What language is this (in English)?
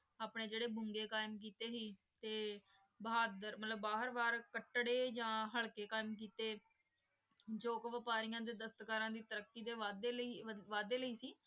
Punjabi